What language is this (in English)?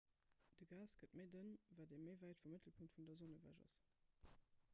Luxembourgish